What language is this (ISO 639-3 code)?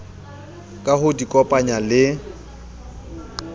sot